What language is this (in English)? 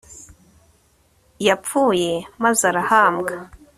Kinyarwanda